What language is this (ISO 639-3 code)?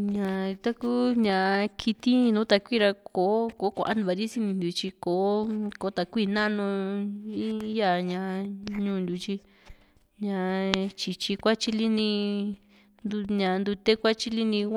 vmc